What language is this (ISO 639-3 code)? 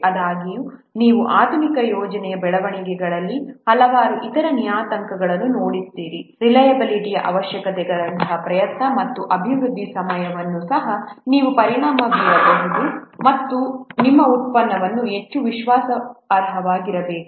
kan